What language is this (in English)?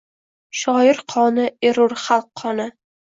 Uzbek